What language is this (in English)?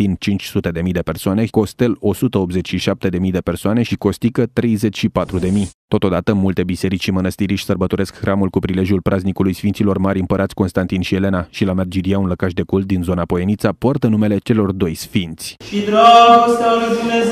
Romanian